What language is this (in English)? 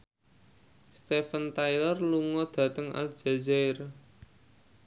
Javanese